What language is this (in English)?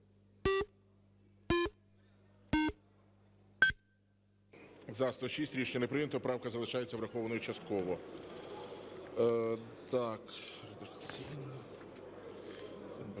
Ukrainian